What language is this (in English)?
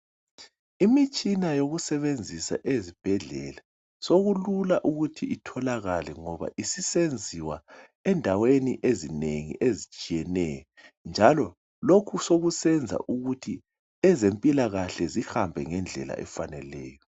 North Ndebele